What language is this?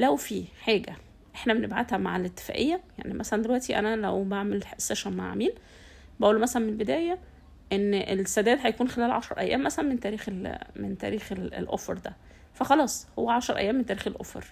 Arabic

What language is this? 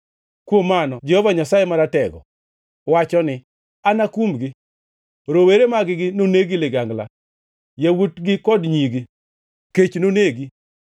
Luo (Kenya and Tanzania)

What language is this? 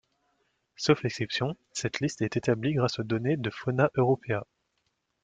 French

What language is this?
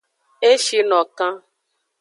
Aja (Benin)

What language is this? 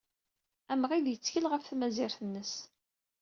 Kabyle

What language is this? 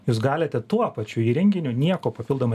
Lithuanian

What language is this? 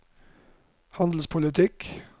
Norwegian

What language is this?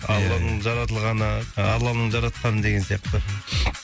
Kazakh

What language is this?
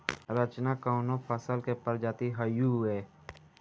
Bhojpuri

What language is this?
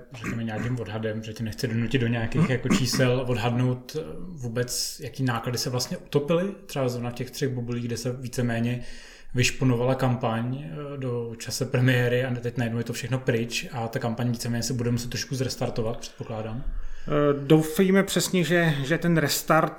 Czech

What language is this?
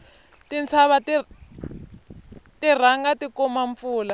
Tsonga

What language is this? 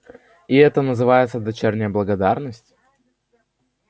Russian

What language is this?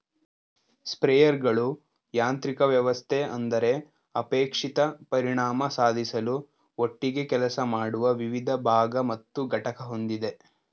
Kannada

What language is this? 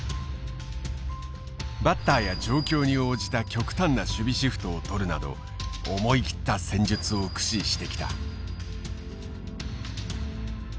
Japanese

